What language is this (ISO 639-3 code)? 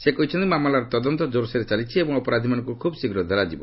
ori